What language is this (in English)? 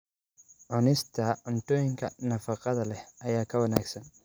Somali